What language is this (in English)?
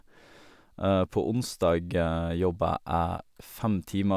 Norwegian